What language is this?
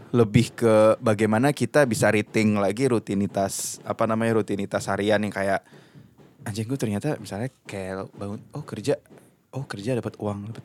Indonesian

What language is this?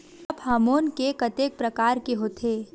Chhattisgarhi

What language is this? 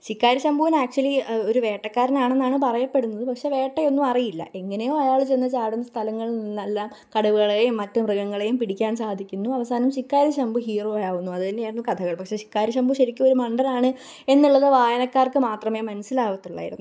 Malayalam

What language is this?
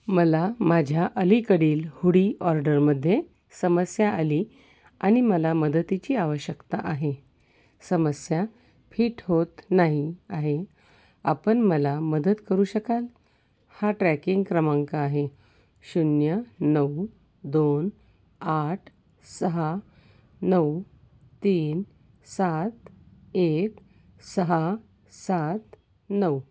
Marathi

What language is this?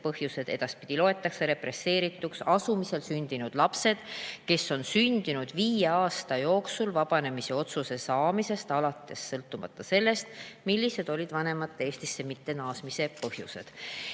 Estonian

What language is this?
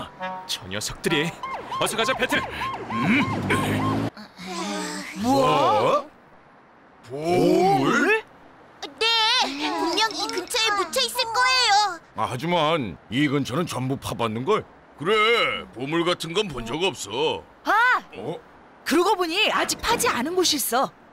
Korean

